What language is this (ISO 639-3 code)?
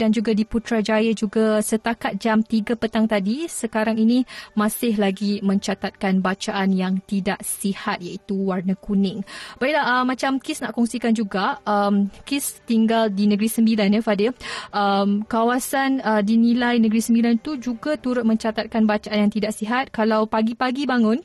msa